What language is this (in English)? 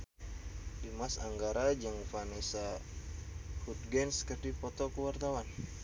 Sundanese